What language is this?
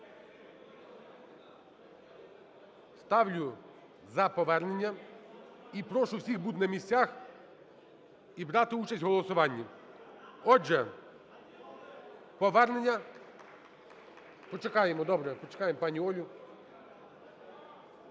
Ukrainian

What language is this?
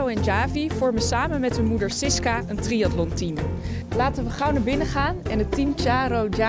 Dutch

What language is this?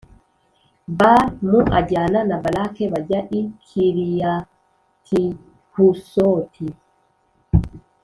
Kinyarwanda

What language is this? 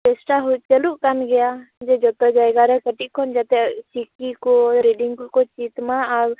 Santali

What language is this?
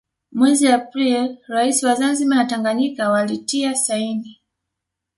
Swahili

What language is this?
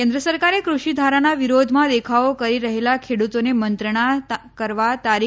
Gujarati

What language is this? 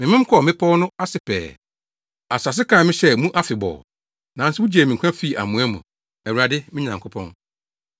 Akan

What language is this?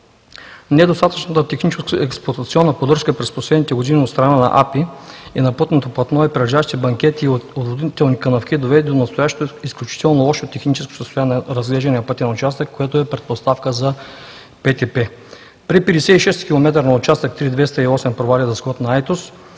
Bulgarian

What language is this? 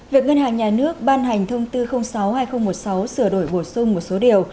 Vietnamese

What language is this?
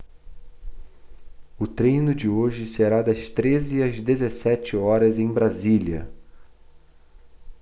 Portuguese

